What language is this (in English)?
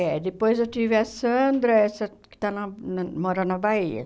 Portuguese